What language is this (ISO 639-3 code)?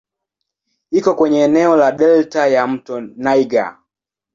swa